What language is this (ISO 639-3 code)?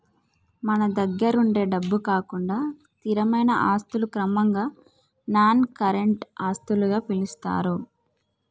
tel